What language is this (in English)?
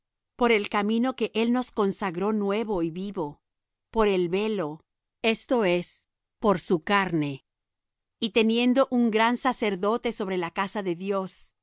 Spanish